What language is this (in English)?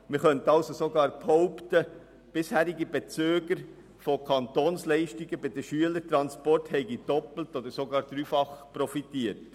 Swiss German